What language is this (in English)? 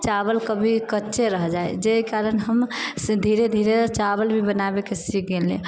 Maithili